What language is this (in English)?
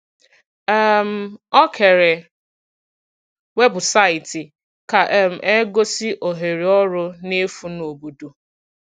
Igbo